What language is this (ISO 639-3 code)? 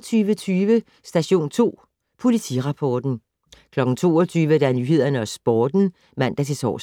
dan